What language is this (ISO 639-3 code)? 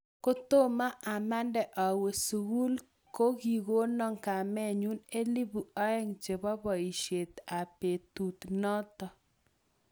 kln